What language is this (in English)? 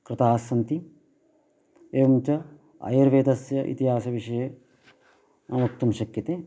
Sanskrit